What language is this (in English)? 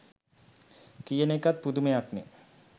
Sinhala